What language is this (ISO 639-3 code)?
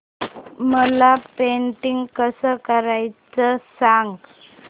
mar